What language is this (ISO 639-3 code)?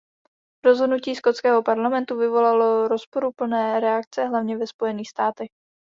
ces